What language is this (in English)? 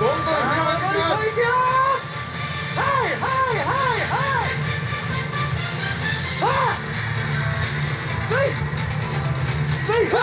Japanese